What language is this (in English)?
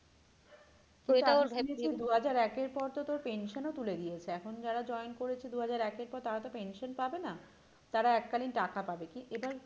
Bangla